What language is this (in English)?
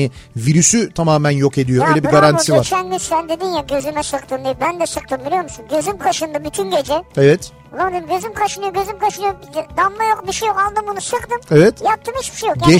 Turkish